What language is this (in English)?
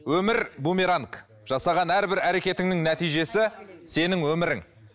Kazakh